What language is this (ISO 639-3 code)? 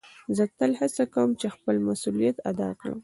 pus